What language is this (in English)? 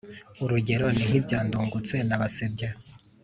Kinyarwanda